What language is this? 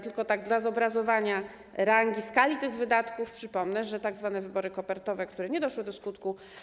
Polish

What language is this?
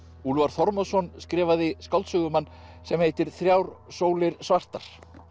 Icelandic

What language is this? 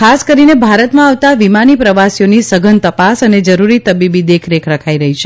Gujarati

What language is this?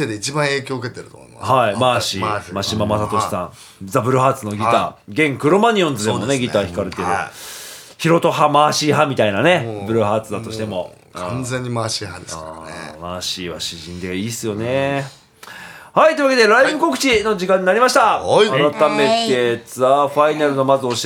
Japanese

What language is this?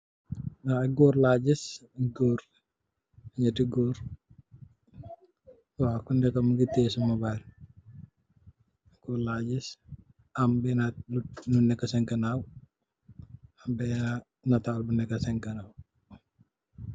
Wolof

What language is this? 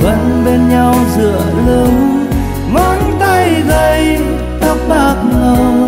Vietnamese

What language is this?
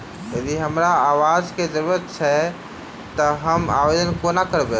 Maithili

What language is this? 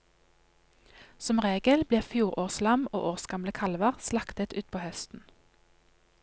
Norwegian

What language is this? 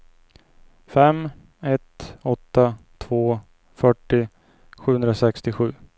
Swedish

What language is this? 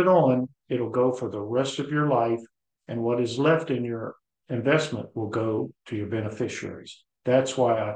English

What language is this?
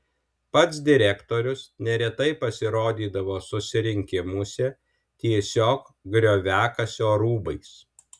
Lithuanian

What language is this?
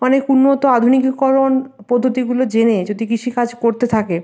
Bangla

